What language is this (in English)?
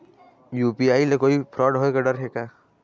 Chhattisgarhi